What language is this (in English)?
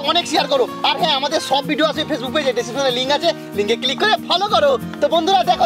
Korean